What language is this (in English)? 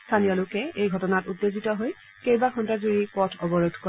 Assamese